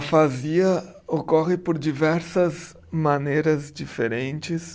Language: Portuguese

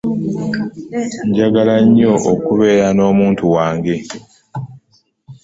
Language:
Ganda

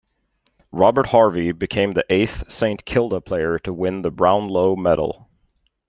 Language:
English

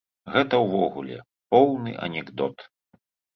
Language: Belarusian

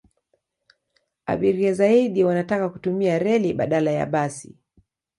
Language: Swahili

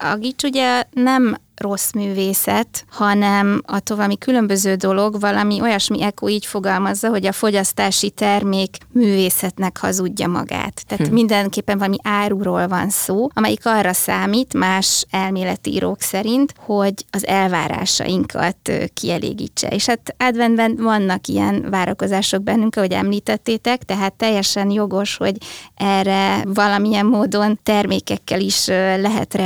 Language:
Hungarian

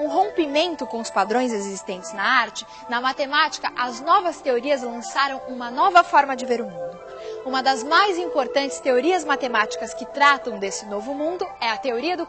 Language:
Portuguese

